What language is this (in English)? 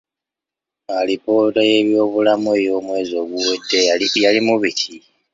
Ganda